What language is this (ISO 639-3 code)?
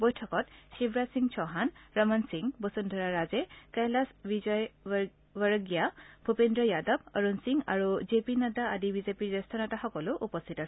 asm